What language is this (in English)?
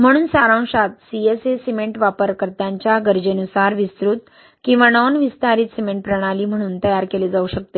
Marathi